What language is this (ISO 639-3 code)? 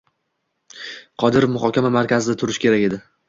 uzb